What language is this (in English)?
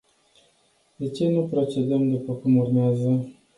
Romanian